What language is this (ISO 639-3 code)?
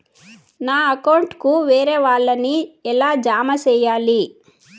tel